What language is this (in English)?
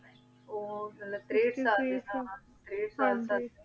Punjabi